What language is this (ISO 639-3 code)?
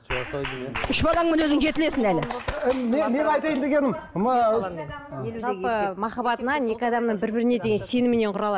kaz